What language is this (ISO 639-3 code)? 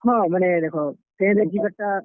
ori